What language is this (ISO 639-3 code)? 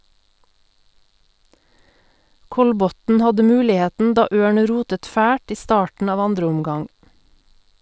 nor